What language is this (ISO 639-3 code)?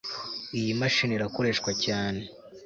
kin